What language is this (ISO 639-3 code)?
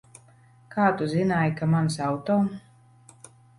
lav